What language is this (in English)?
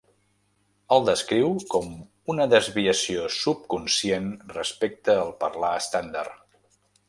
Catalan